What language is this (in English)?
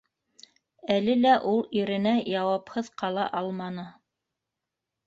Bashkir